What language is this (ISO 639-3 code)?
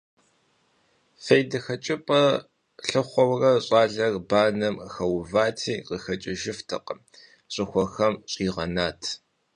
kbd